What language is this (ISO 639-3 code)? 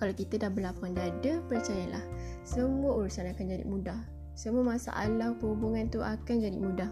msa